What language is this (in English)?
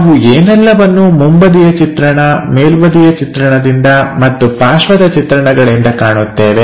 Kannada